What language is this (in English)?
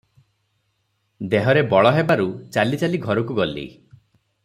Odia